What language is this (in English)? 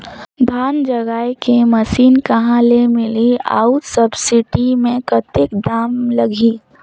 Chhattisgarhi